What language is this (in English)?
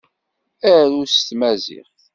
Kabyle